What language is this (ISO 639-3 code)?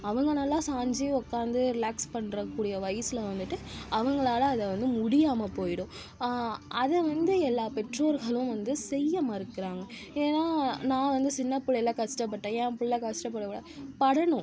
tam